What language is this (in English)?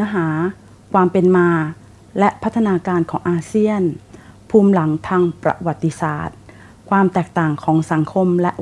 Thai